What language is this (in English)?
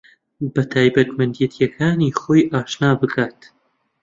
Central Kurdish